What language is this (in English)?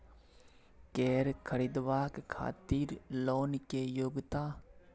Maithili